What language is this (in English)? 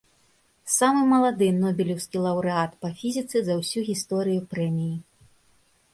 Belarusian